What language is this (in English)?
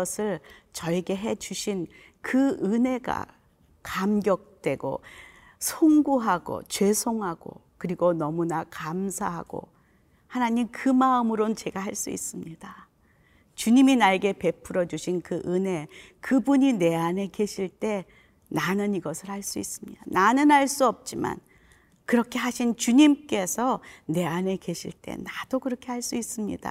Korean